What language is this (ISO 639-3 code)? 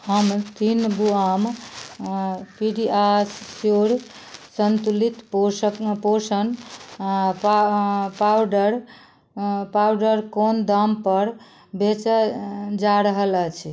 mai